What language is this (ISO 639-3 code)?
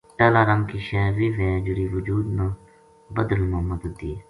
gju